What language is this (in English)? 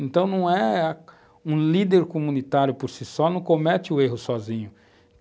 Portuguese